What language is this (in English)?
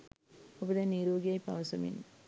Sinhala